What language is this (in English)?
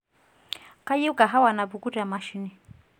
Masai